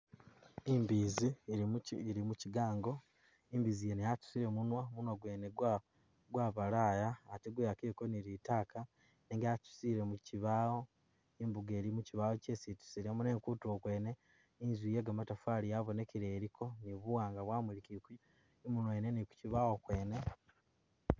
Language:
Masaaba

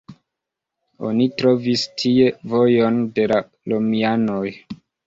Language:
Esperanto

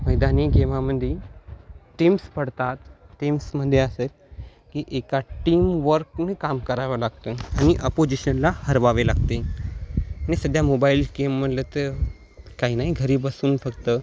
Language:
Marathi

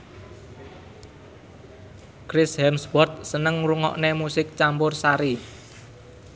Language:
Javanese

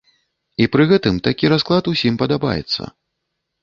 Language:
Belarusian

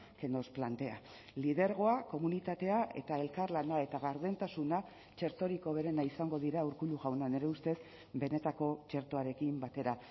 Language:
Basque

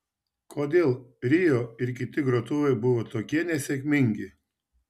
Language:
Lithuanian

